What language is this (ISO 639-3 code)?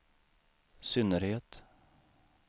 swe